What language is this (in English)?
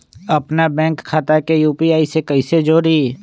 Magahi